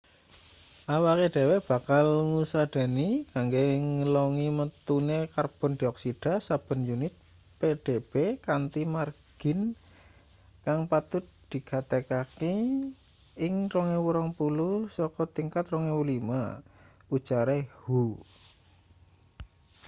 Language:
Javanese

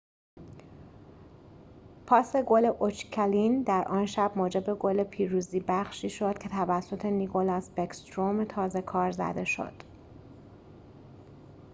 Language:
Persian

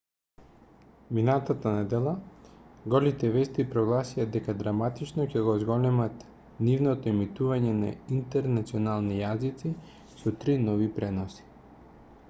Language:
Macedonian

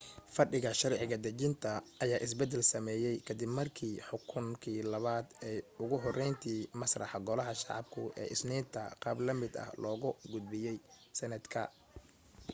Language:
Somali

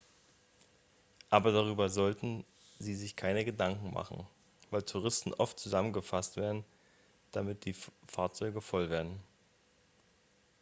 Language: German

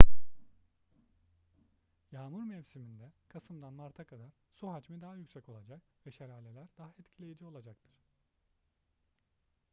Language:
Turkish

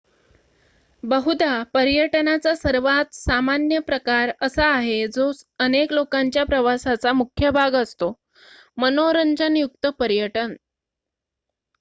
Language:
Marathi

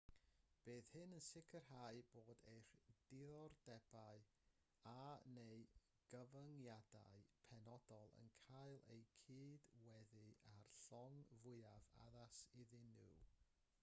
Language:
Welsh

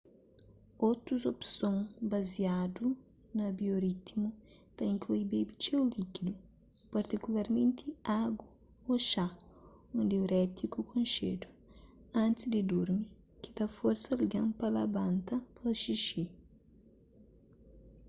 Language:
Kabuverdianu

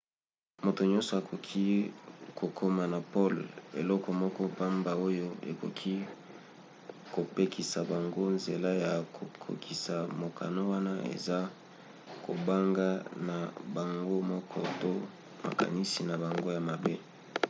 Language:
Lingala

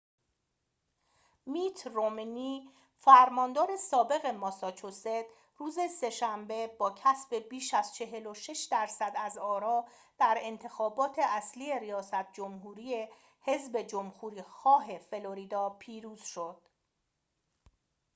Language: Persian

